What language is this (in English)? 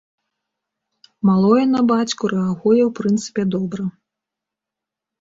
Belarusian